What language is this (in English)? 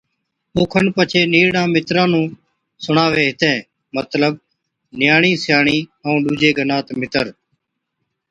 Od